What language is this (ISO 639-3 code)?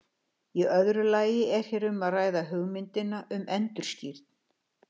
isl